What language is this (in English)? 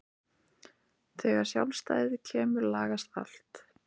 Icelandic